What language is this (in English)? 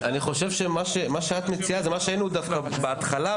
Hebrew